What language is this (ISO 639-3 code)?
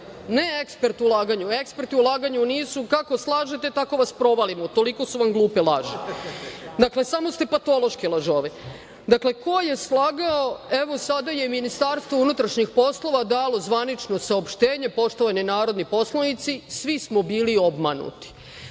srp